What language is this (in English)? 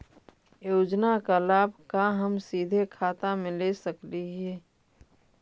Magahi